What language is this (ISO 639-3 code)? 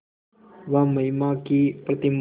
hin